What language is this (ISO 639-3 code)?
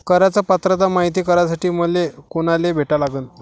mar